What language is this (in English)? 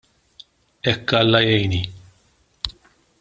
Maltese